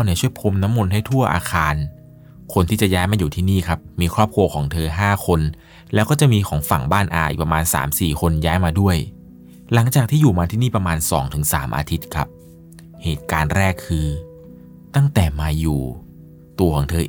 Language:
Thai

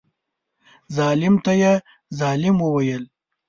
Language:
Pashto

